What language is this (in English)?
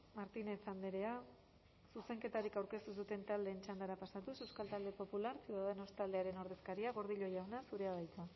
Basque